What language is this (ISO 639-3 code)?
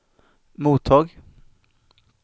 swe